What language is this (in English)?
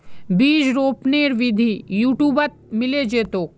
Magahi